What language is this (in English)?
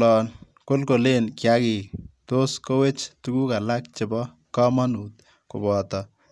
Kalenjin